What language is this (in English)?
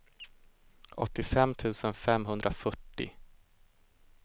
Swedish